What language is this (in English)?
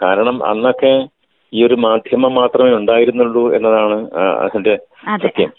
Malayalam